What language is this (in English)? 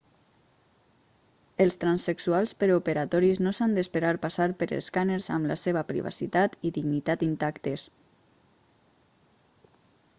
Catalan